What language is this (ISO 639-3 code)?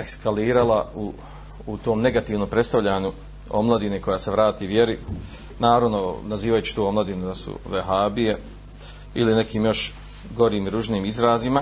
hrv